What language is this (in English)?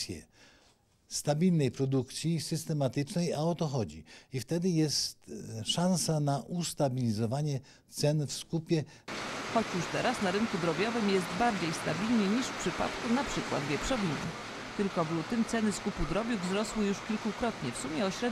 Polish